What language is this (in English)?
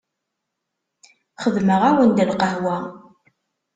Kabyle